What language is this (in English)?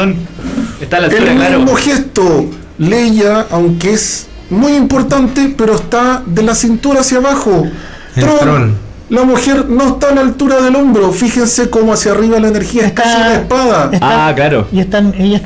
Spanish